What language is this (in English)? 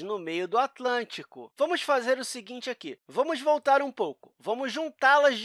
Portuguese